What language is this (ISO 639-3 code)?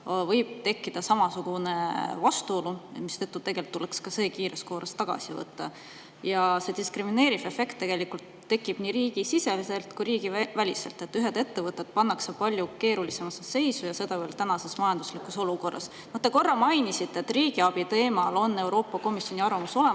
est